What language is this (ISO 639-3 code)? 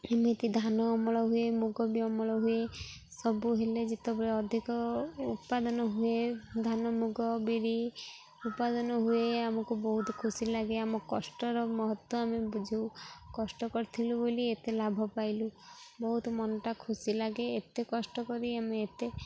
ori